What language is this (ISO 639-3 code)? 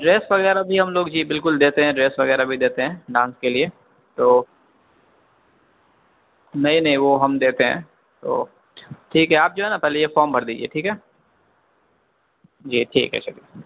urd